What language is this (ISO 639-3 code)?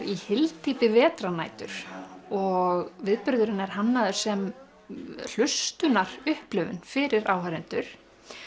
isl